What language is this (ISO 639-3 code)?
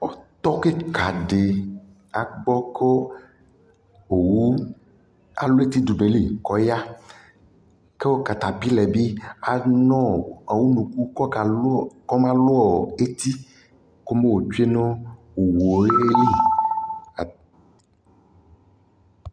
kpo